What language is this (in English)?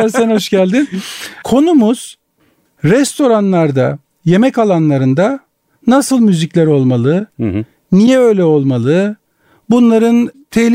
Turkish